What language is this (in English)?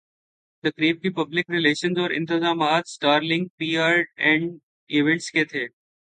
Urdu